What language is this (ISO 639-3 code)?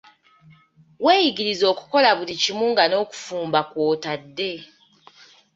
lug